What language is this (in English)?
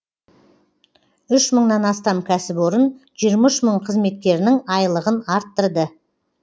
Kazakh